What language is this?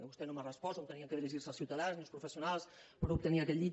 Catalan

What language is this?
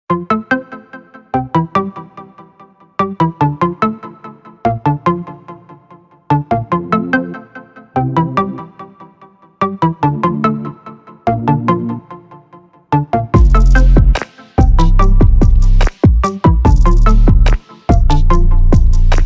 Slovak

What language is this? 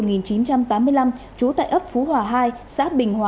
Vietnamese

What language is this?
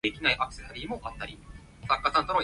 Cantonese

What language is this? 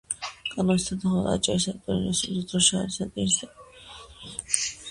Georgian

